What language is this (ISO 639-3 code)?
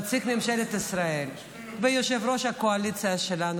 heb